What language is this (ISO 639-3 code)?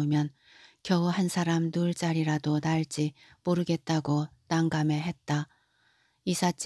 kor